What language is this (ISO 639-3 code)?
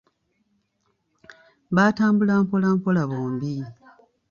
lug